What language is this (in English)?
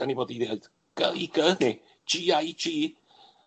Welsh